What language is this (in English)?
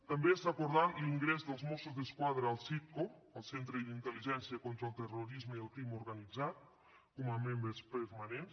Catalan